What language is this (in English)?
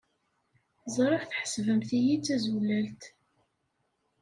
Kabyle